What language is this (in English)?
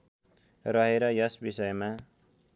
Nepali